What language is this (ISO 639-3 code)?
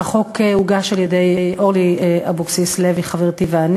heb